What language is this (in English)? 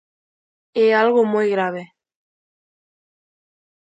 Galician